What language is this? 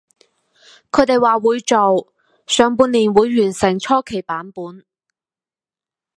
Cantonese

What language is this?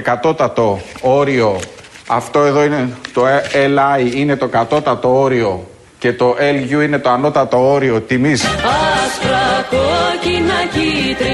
Greek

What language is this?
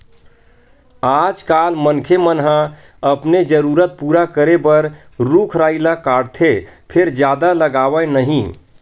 Chhattisgarhi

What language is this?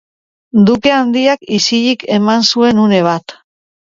Basque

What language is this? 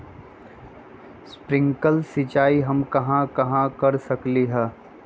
Magahi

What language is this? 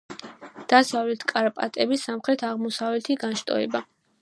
Georgian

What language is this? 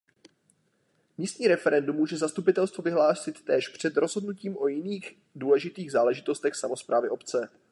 Czech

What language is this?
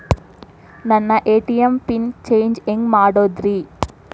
Kannada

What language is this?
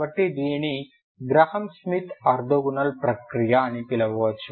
Telugu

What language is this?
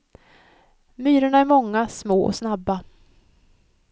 Swedish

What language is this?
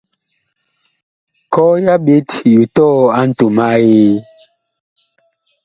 Bakoko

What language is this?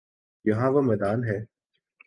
Urdu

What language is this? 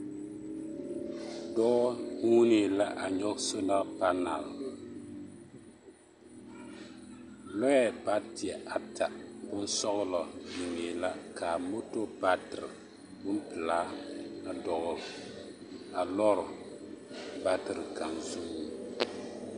Southern Dagaare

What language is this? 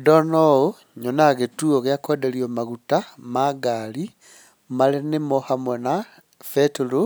Kikuyu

